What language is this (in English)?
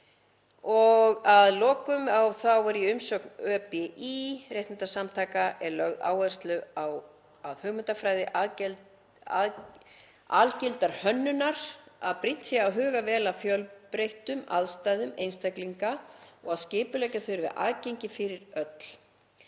Icelandic